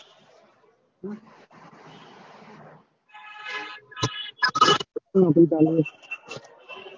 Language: Gujarati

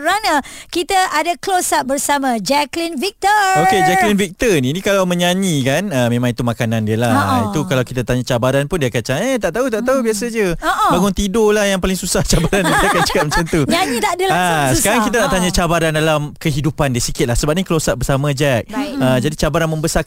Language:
Malay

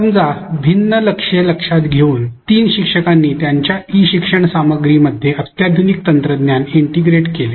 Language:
Marathi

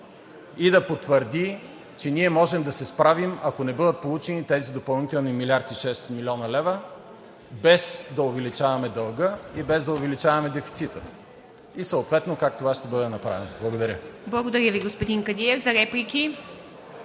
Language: Bulgarian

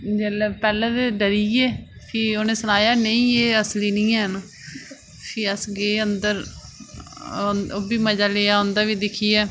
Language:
Dogri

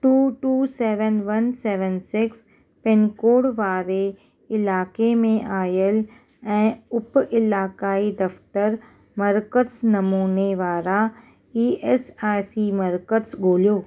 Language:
Sindhi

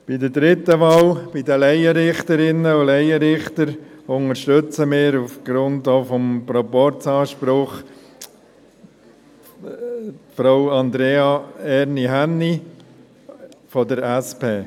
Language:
Swiss German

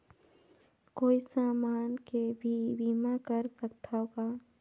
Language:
Chhattisgarhi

